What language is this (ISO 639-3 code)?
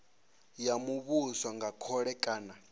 ven